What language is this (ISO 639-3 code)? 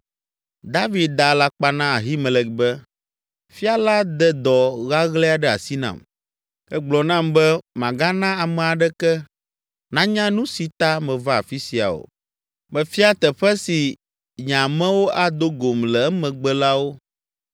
ewe